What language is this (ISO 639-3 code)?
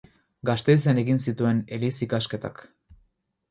eus